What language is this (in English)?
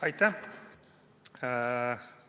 Estonian